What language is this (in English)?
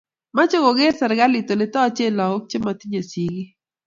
Kalenjin